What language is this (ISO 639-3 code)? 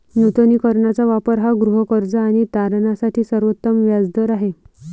mar